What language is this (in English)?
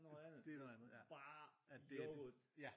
Danish